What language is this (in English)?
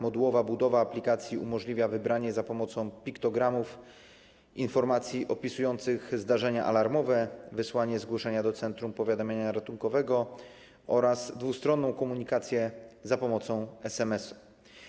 Polish